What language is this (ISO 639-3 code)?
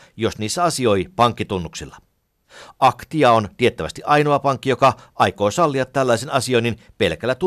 fin